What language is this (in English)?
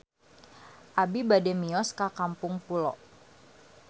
Sundanese